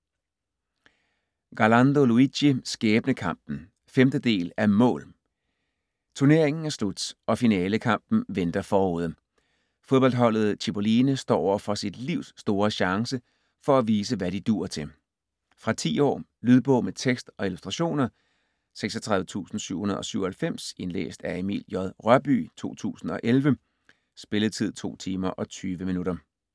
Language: Danish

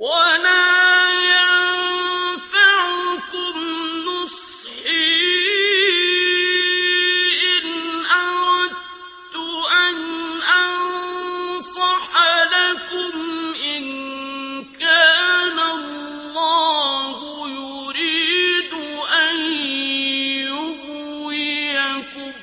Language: Arabic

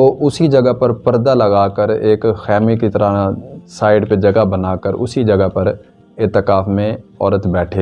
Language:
Urdu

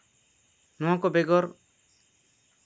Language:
Santali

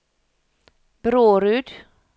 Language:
Norwegian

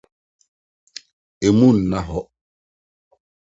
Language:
Akan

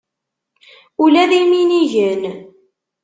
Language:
Kabyle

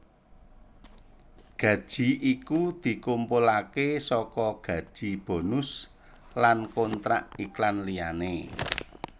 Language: Javanese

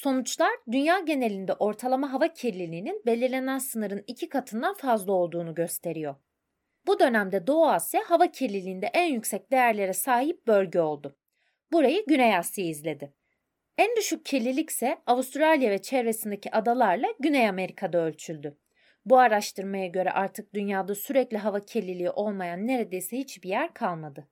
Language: Turkish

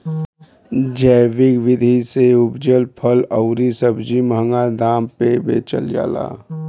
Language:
Bhojpuri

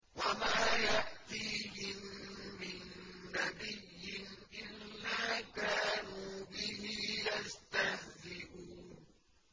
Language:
Arabic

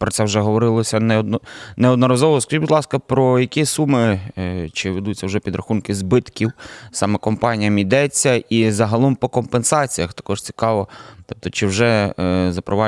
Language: Ukrainian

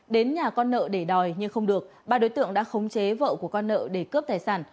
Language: Vietnamese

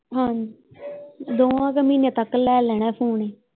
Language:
Punjabi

